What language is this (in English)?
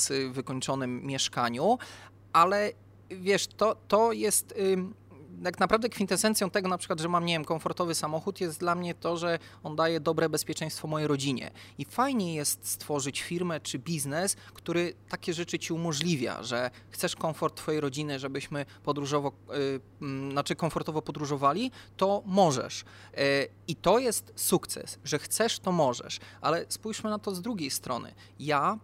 Polish